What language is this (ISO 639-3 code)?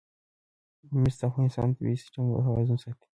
pus